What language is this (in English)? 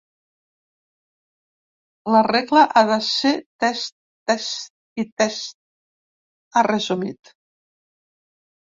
Catalan